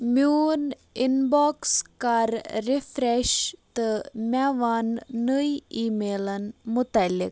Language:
Kashmiri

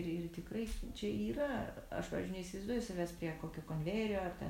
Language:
Lithuanian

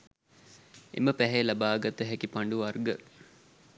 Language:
Sinhala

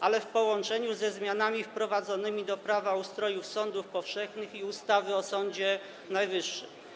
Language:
Polish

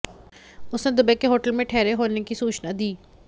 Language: Hindi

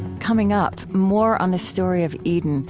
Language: English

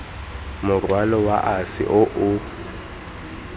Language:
Tswana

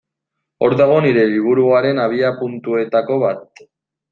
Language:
Basque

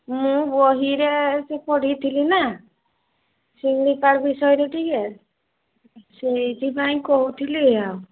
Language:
Odia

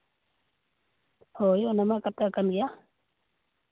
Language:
Santali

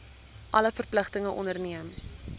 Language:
Afrikaans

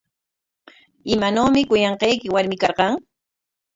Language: Corongo Ancash Quechua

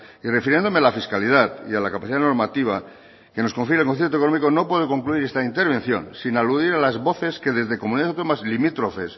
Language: Spanish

